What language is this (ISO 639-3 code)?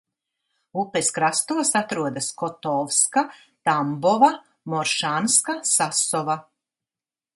lav